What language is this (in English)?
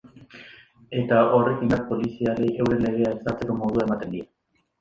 Basque